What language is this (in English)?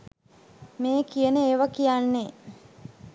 Sinhala